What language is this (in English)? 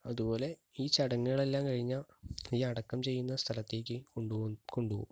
Malayalam